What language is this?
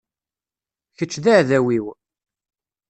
Kabyle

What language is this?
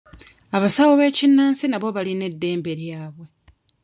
Ganda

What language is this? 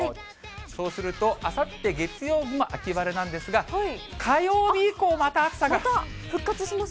Japanese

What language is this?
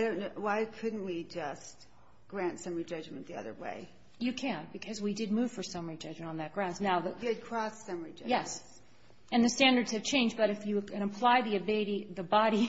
English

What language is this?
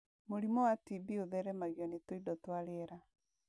Kikuyu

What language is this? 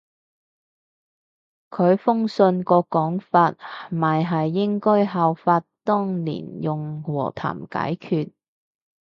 Cantonese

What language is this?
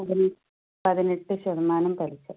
Malayalam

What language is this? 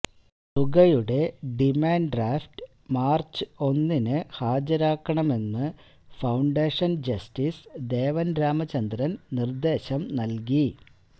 Malayalam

